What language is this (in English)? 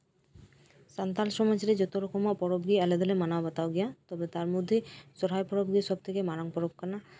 Santali